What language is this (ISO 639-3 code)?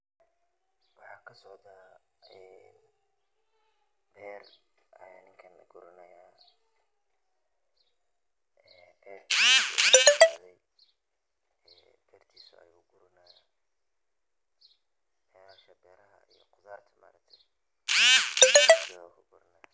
som